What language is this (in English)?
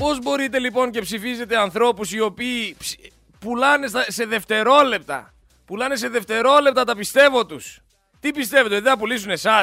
Greek